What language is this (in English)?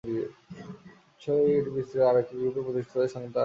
Bangla